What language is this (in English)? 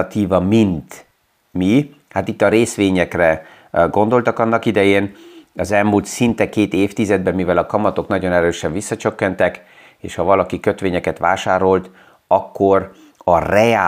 Hungarian